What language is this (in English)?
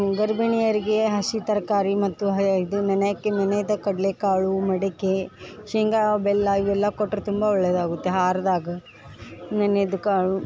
Kannada